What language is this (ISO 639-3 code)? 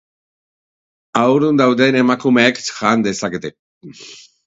eus